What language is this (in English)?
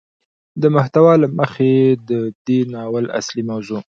Pashto